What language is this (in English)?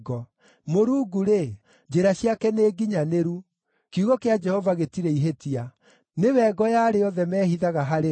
Kikuyu